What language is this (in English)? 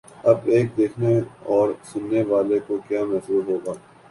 Urdu